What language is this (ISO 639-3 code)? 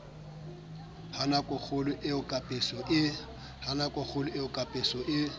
sot